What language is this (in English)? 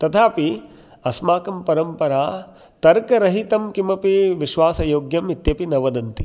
Sanskrit